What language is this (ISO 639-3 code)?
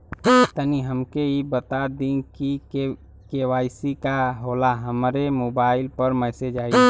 bho